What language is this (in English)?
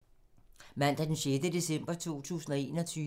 Danish